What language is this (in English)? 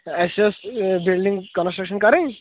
Kashmiri